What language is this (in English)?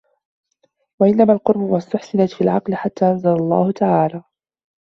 Arabic